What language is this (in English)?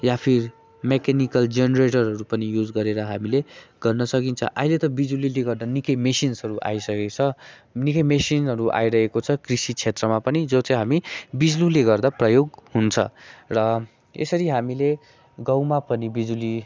Nepali